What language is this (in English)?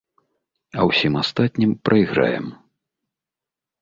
Belarusian